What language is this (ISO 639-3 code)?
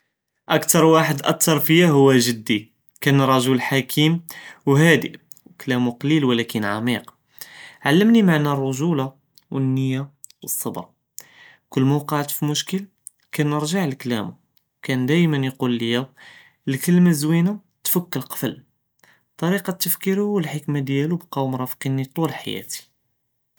jrb